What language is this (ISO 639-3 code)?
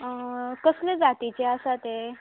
kok